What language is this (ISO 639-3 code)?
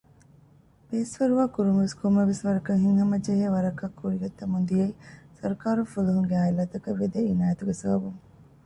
div